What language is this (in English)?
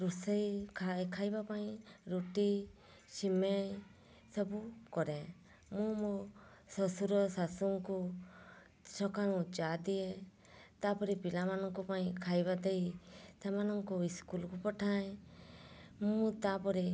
Odia